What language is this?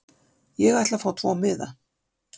Icelandic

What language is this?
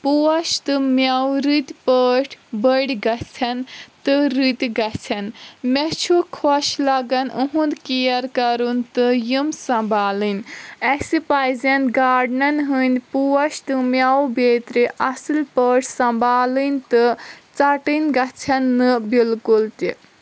Kashmiri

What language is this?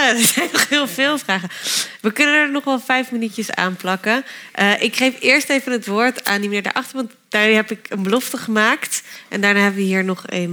Dutch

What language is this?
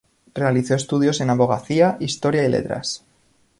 Spanish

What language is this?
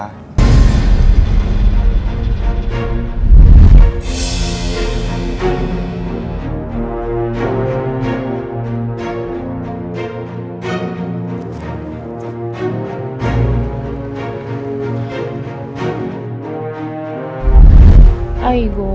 Indonesian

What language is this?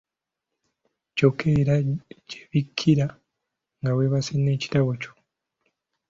Ganda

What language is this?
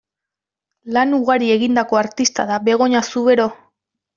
Basque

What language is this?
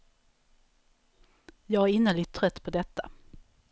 Swedish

